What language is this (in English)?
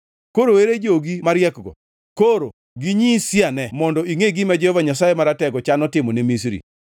Luo (Kenya and Tanzania)